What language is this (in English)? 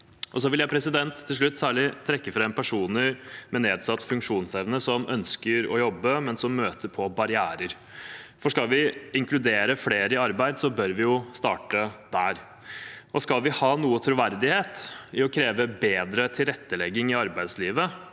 Norwegian